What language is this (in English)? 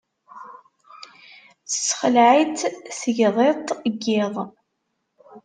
Kabyle